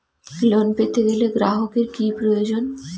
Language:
Bangla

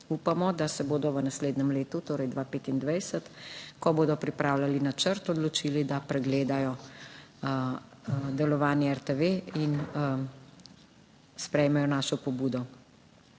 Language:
Slovenian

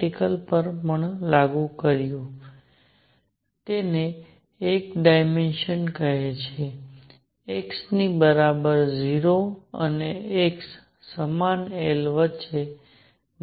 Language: Gujarati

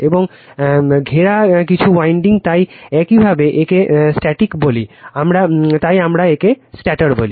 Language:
Bangla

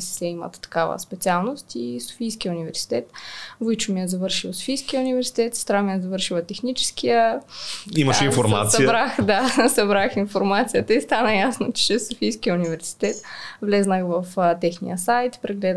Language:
Bulgarian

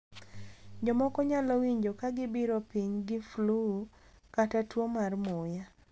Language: Luo (Kenya and Tanzania)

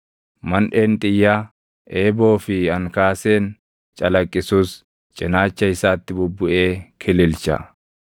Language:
Oromo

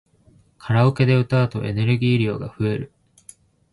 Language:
Japanese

